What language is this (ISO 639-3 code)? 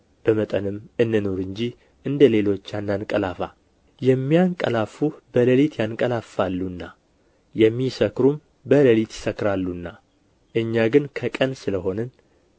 amh